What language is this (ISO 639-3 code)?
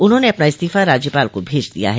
hin